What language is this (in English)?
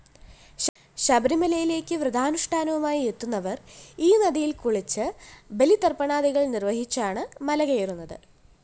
Malayalam